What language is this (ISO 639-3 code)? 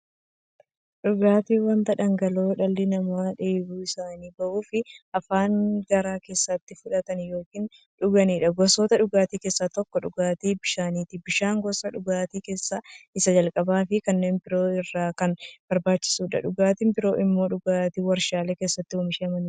orm